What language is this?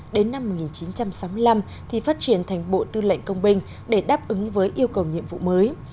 Vietnamese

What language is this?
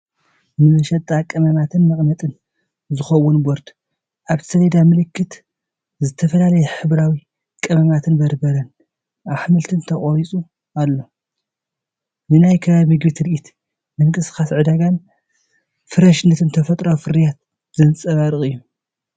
Tigrinya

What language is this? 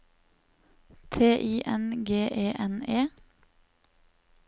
Norwegian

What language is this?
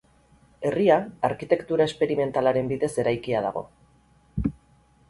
Basque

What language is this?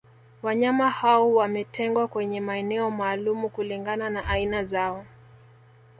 Swahili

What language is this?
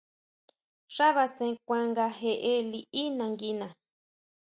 Huautla Mazatec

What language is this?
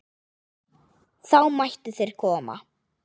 Icelandic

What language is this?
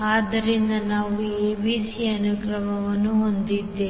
Kannada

